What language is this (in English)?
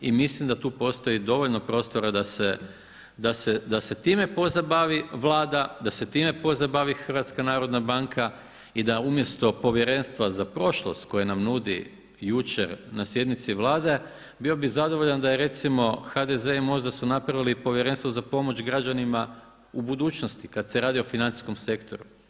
Croatian